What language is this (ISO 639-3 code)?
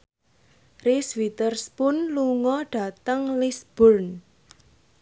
jav